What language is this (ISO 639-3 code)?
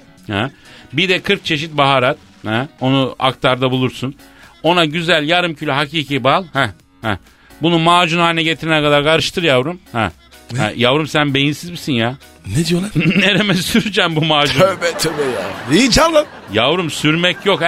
tur